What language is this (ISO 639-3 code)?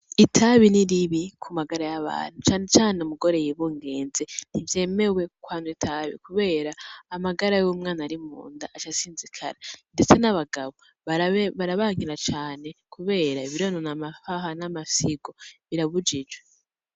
run